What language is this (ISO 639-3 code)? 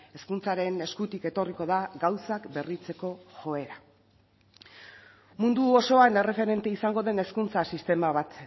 eus